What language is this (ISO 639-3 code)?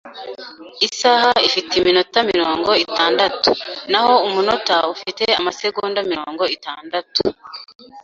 kin